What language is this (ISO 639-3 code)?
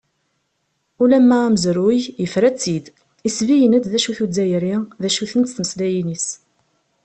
kab